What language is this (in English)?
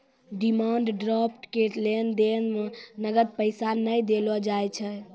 Maithili